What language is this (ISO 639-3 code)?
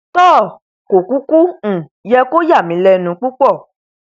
yor